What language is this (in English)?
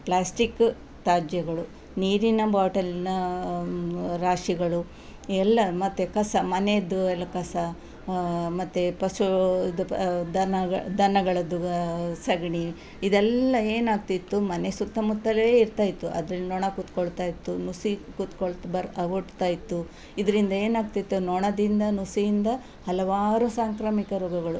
Kannada